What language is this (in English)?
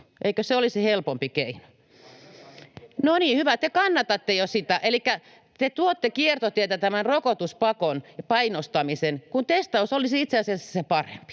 Finnish